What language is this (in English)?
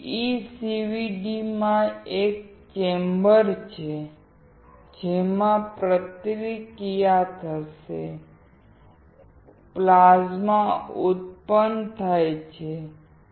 Gujarati